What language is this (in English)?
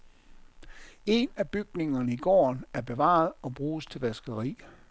Danish